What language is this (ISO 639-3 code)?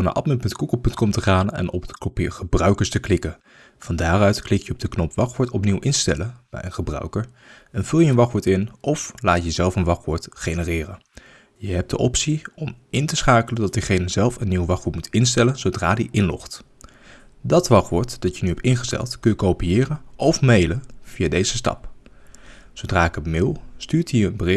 nld